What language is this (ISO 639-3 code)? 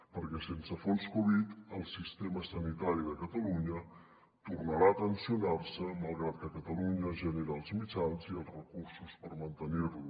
cat